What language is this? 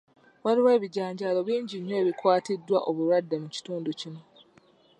Ganda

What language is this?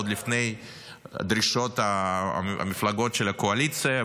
Hebrew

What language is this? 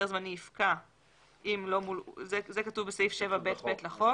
Hebrew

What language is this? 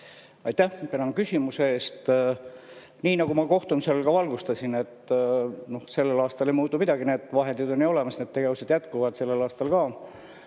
Estonian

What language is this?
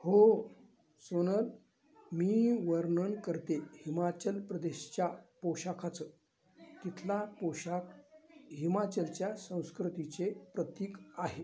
Marathi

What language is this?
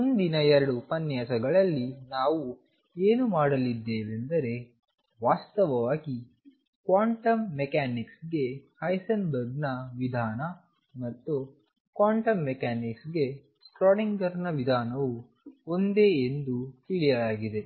Kannada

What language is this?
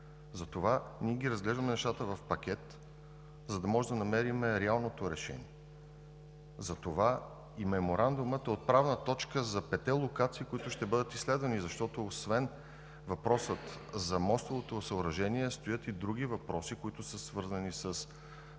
Bulgarian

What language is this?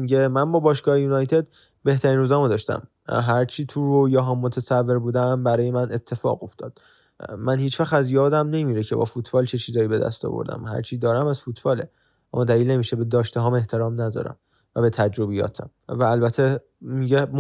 Persian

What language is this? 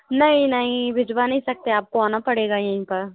Hindi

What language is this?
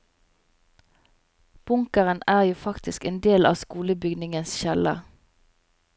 Norwegian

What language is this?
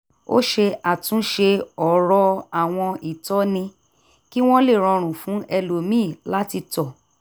Yoruba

